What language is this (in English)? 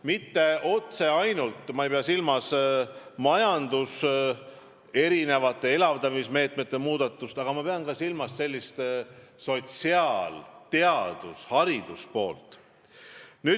Estonian